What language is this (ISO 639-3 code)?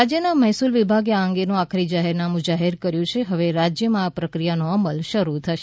guj